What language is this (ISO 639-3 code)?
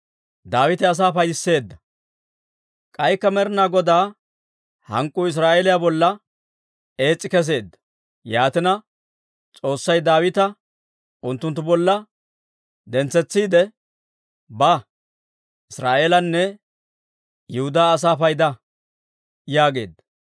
dwr